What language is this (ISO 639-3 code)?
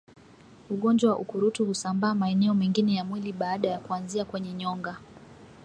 swa